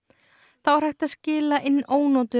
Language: Icelandic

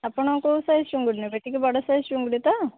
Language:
Odia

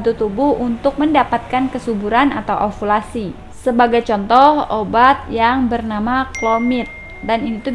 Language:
Indonesian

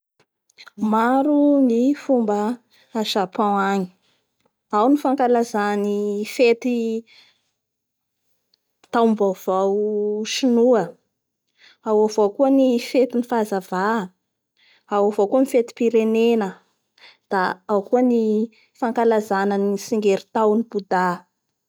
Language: Bara Malagasy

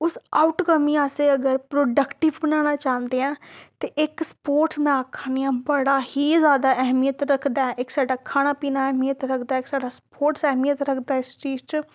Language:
Dogri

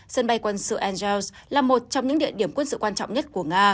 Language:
Vietnamese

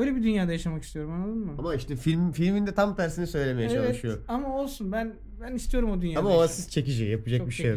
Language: Turkish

